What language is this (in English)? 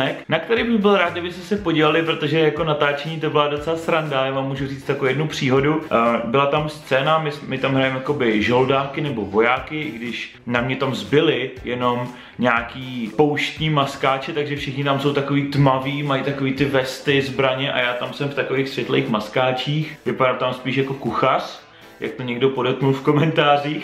Czech